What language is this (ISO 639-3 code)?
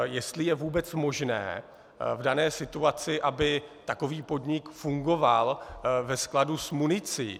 ces